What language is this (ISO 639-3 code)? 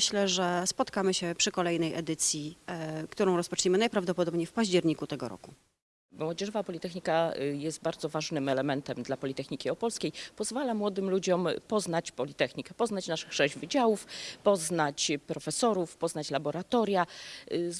pol